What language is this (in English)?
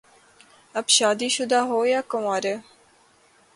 Urdu